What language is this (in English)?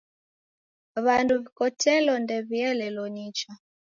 Taita